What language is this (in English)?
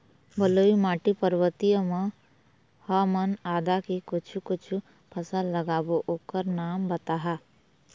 Chhattisgarhi